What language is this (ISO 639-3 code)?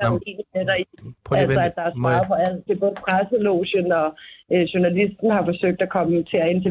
dan